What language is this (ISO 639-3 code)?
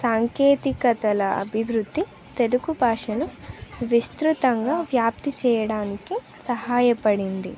tel